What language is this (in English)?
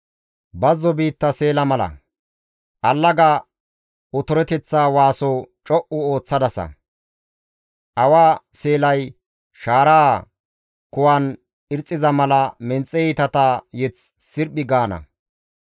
Gamo